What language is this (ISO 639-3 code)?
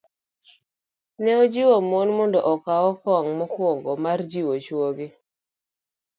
luo